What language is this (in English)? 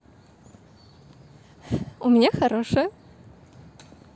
Russian